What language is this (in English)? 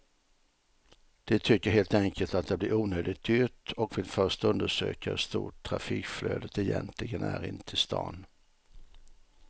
Swedish